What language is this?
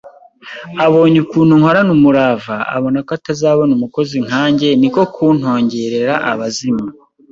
Kinyarwanda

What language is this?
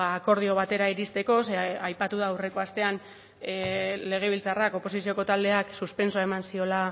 Basque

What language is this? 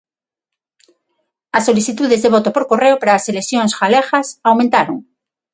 Galician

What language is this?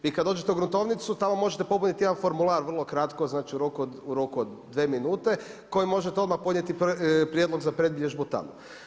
Croatian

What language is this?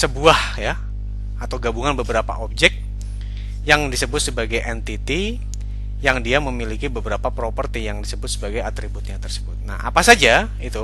Indonesian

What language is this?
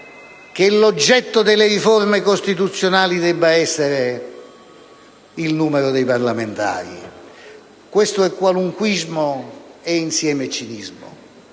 Italian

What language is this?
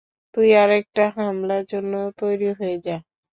Bangla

